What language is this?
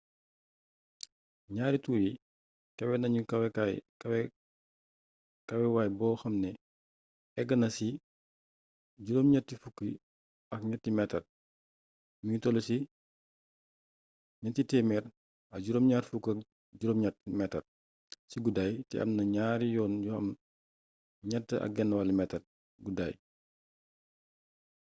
Wolof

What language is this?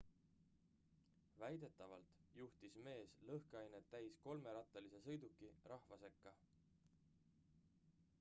Estonian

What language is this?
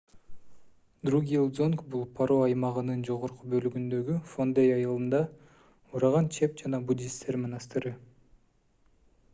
Kyrgyz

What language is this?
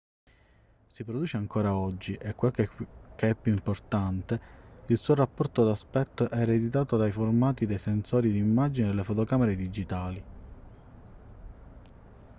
Italian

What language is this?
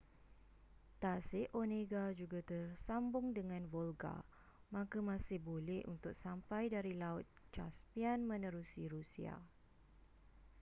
Malay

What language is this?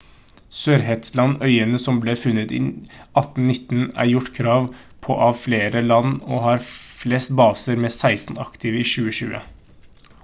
Norwegian Bokmål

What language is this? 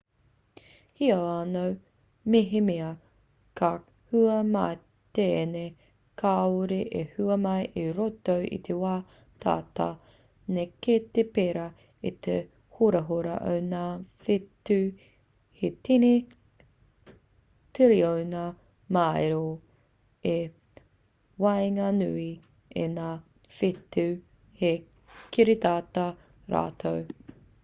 Māori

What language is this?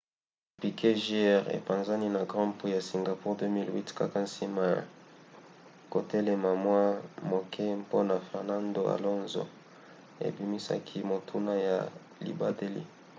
Lingala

